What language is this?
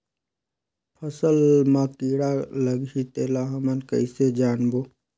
Chhattisgarhi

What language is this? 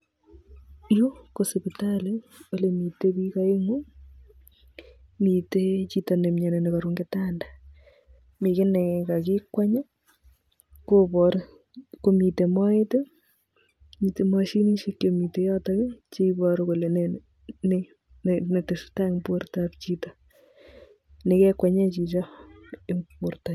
Kalenjin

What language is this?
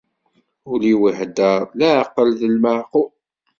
Kabyle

